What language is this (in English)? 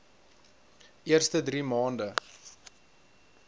Afrikaans